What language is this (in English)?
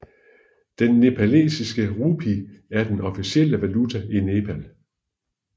Danish